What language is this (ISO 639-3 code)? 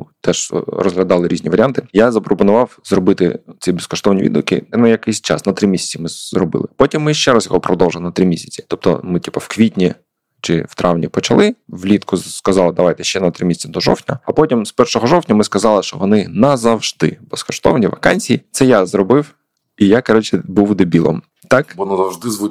ukr